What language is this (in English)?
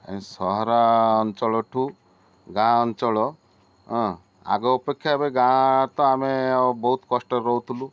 Odia